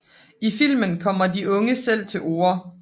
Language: Danish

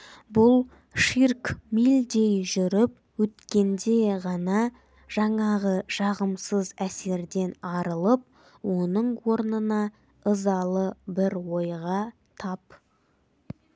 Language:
Kazakh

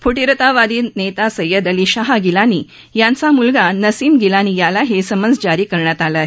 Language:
Marathi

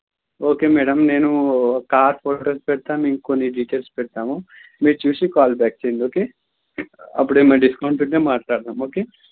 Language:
Telugu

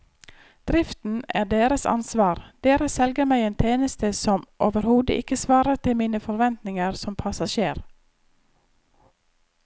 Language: Norwegian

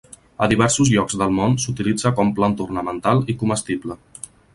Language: Catalan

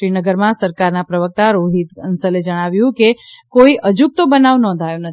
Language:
Gujarati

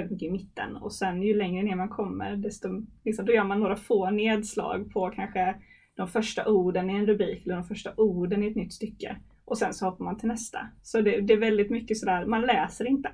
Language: Swedish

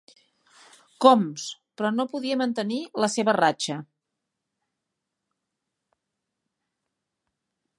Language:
Catalan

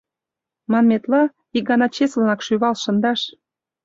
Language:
Mari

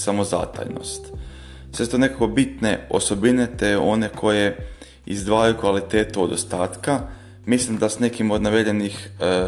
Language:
Croatian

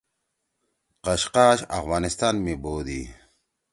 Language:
Torwali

